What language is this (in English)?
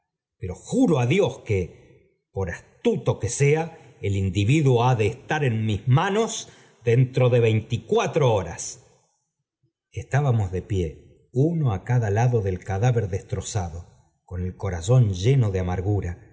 Spanish